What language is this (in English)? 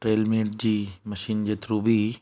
Sindhi